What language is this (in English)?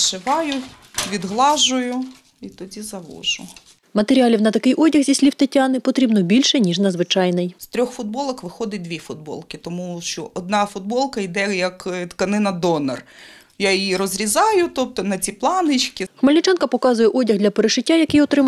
Ukrainian